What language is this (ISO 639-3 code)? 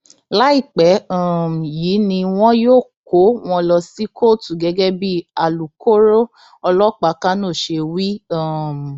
yor